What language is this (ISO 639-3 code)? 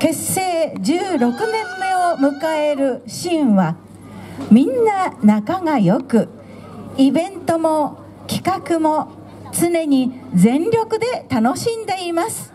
jpn